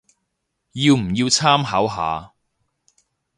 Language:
Cantonese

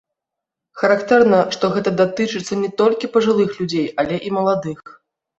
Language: Belarusian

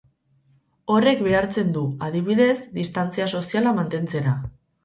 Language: Basque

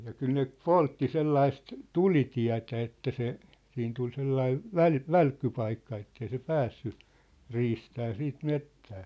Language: Finnish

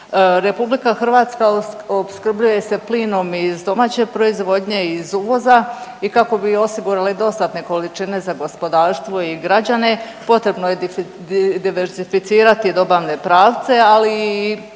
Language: Croatian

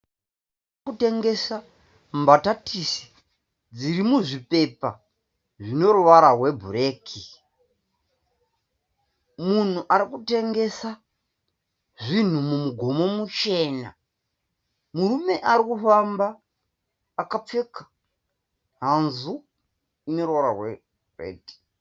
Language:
Shona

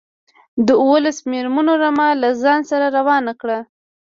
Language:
Pashto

